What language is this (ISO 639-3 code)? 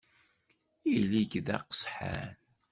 kab